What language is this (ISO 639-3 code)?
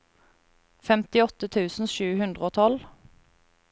nor